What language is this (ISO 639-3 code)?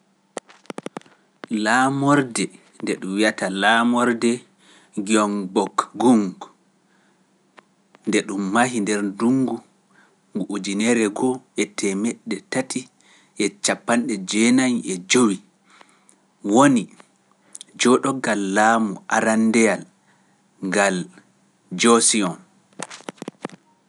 fuf